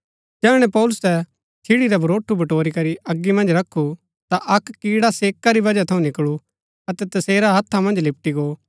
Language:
Gaddi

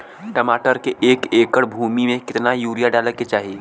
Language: Bhojpuri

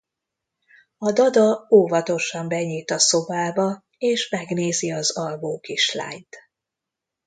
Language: Hungarian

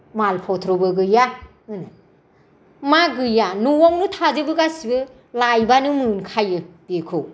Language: Bodo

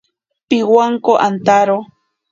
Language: Ashéninka Perené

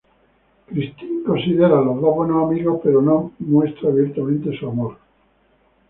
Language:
Spanish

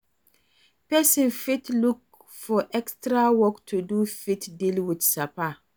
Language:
Nigerian Pidgin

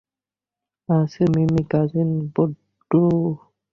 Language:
Bangla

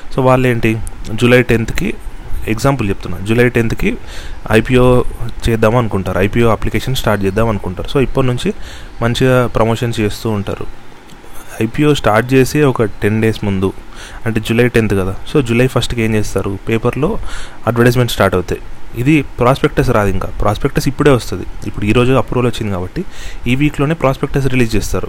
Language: Telugu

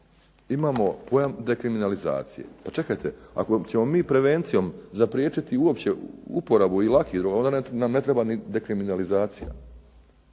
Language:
Croatian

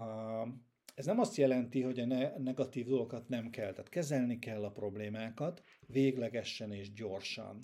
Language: Hungarian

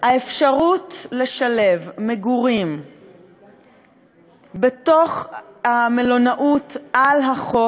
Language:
Hebrew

